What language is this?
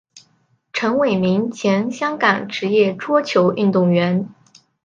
Chinese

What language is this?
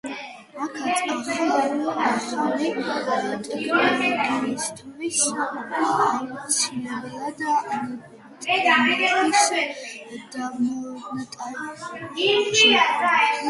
Georgian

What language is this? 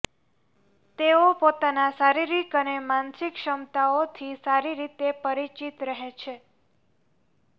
Gujarati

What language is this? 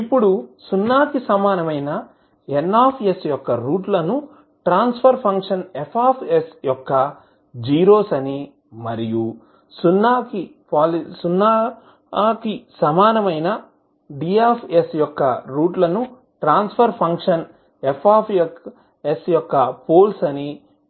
Telugu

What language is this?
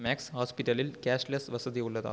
Tamil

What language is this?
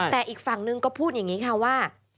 Thai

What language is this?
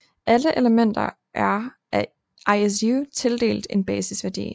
Danish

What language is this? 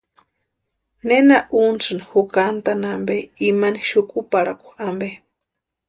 Western Highland Purepecha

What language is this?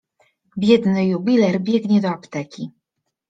Polish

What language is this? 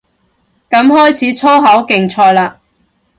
Cantonese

